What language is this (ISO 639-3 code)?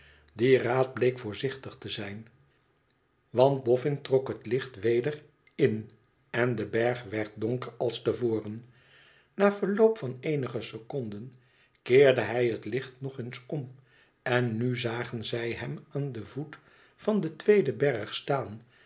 nld